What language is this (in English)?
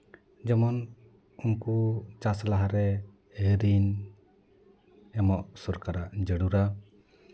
Santali